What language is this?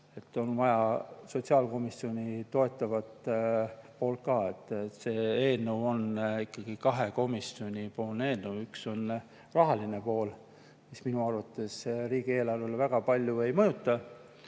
Estonian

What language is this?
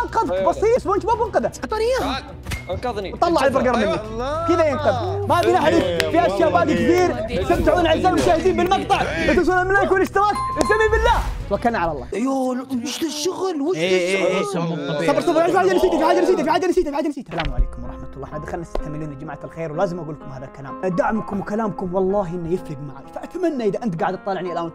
Arabic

